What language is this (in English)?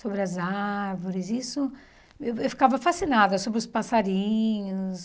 Portuguese